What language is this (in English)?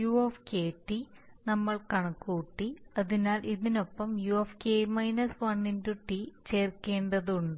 Malayalam